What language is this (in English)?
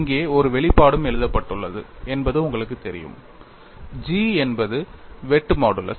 Tamil